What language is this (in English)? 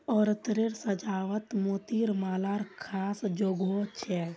Magahi